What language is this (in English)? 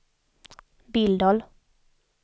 Swedish